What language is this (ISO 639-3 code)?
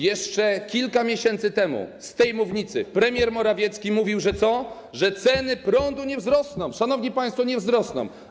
pol